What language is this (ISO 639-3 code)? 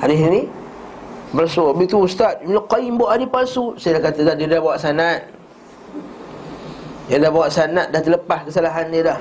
msa